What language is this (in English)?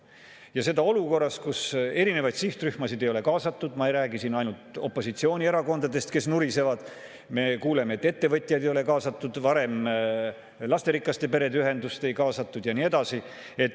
Estonian